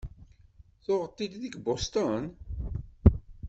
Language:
Kabyle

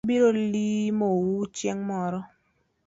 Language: Luo (Kenya and Tanzania)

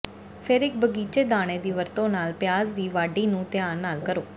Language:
Punjabi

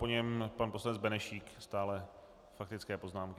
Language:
Czech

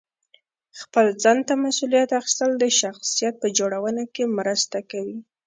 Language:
Pashto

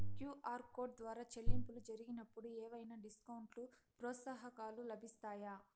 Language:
Telugu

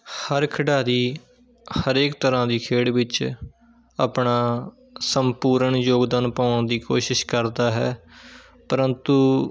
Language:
Punjabi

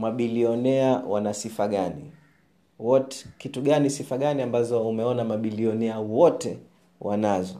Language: Swahili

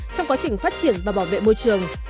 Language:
Vietnamese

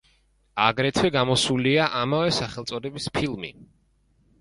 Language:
Georgian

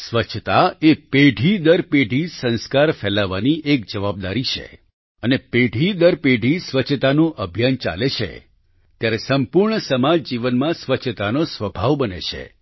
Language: Gujarati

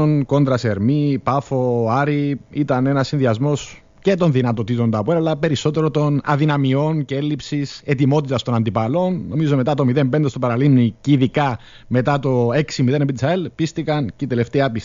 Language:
Greek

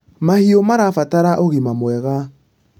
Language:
Kikuyu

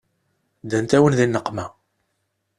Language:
Kabyle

